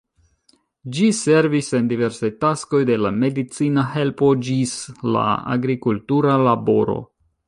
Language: Esperanto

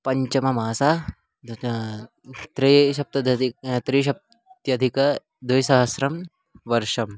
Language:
Sanskrit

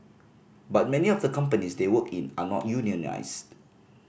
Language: English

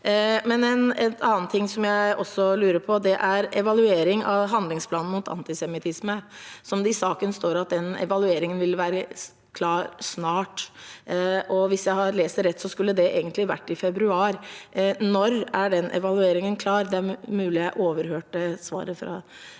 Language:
Norwegian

